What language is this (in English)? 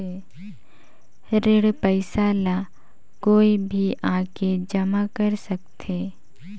Chhattisgarhi